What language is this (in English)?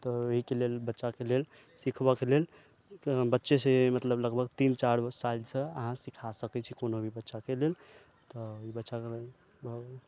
Maithili